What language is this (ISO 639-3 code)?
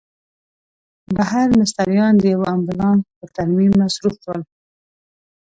pus